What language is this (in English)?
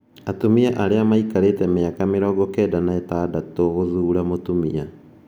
Kikuyu